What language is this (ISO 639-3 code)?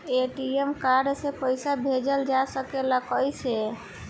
bho